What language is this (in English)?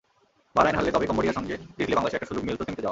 Bangla